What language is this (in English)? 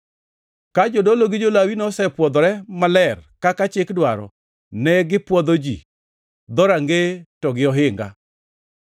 Luo (Kenya and Tanzania)